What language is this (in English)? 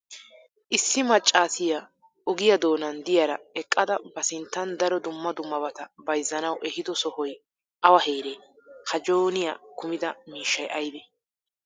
Wolaytta